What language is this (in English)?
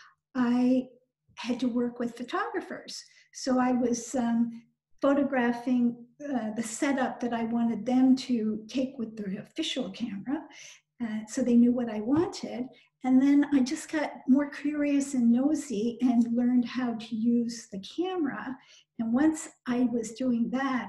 English